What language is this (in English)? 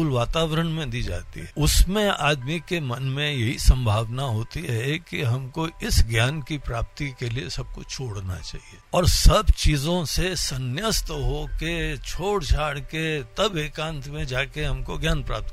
Hindi